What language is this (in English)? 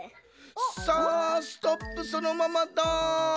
Japanese